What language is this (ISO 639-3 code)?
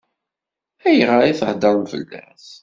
kab